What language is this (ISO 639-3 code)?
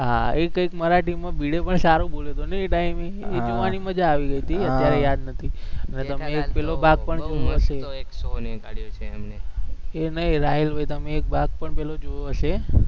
guj